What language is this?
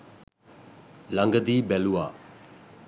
Sinhala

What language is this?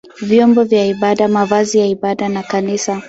Swahili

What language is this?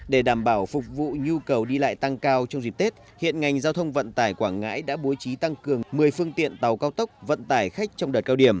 Vietnamese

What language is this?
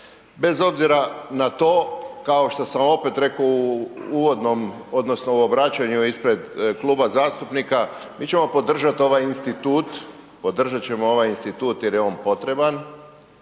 Croatian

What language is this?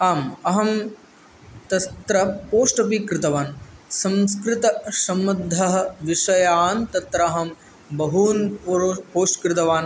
Sanskrit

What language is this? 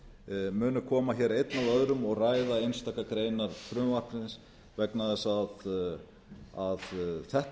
Icelandic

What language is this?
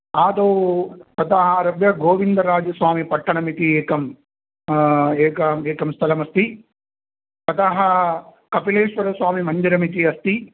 Sanskrit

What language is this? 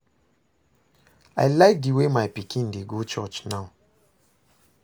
Nigerian Pidgin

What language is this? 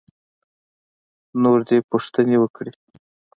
Pashto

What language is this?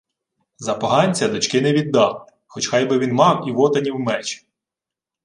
Ukrainian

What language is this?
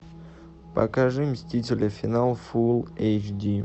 Russian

